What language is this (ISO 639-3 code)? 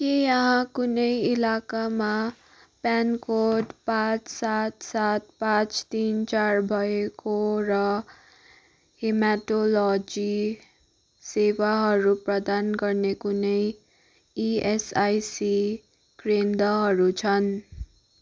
nep